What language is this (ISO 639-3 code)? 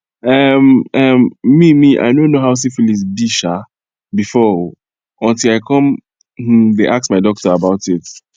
pcm